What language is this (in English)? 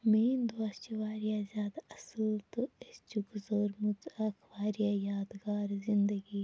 Kashmiri